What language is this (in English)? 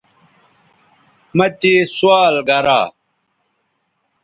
Bateri